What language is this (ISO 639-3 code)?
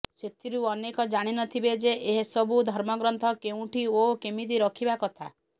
ori